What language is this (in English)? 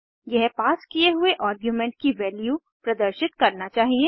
Hindi